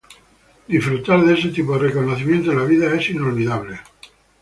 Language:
Spanish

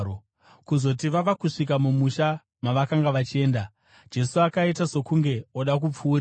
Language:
Shona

